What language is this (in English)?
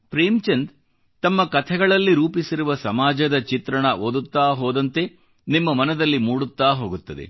Kannada